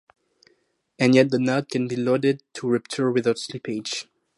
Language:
English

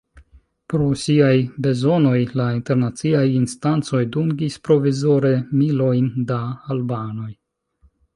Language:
Esperanto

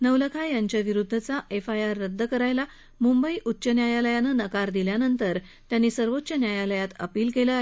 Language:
Marathi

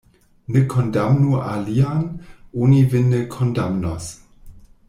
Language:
Esperanto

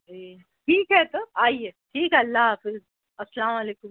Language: Urdu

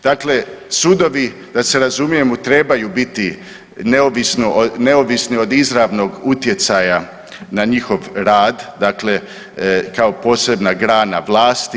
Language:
Croatian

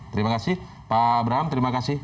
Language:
Indonesian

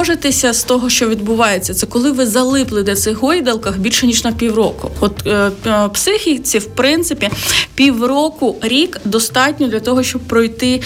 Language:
Ukrainian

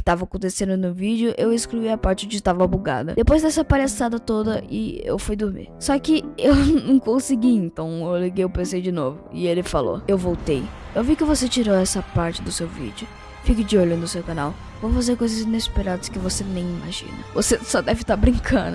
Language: Portuguese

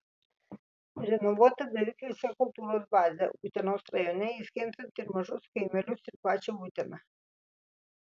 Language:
Lithuanian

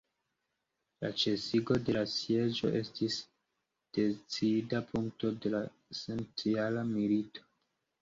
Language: Esperanto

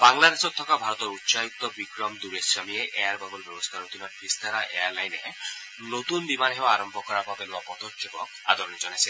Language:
Assamese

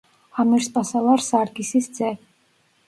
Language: Georgian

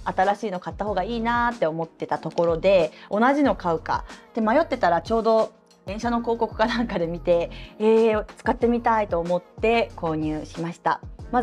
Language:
Japanese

